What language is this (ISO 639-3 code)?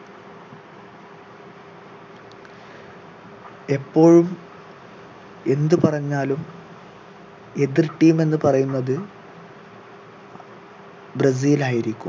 mal